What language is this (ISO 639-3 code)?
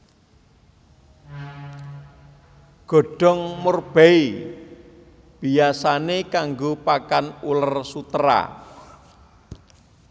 jav